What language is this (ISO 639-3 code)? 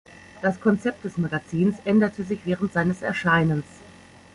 deu